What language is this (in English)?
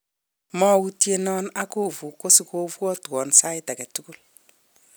Kalenjin